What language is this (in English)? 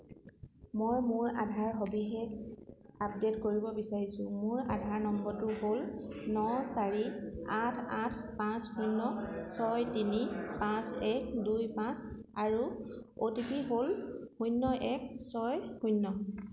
Assamese